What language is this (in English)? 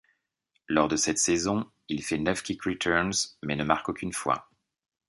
French